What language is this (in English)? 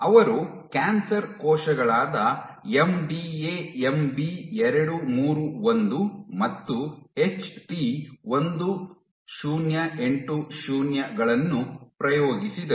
Kannada